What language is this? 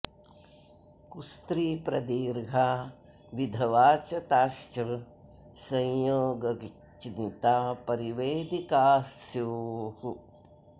Sanskrit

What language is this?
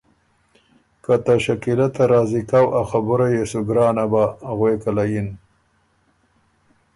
Ormuri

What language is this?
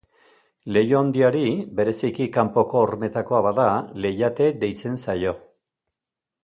Basque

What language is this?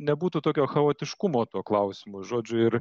Lithuanian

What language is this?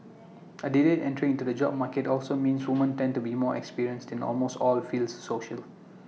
English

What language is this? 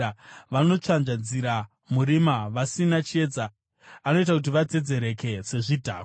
Shona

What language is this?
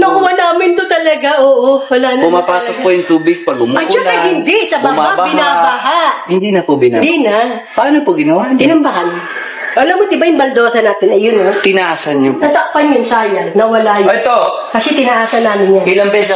Filipino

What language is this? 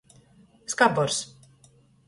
Latgalian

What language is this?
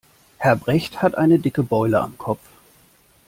German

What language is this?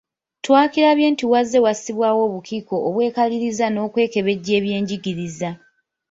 Ganda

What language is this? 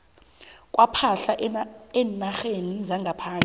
South Ndebele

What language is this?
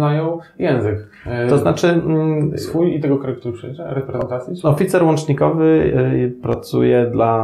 Polish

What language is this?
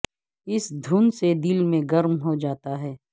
Urdu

